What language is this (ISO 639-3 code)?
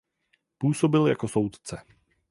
ces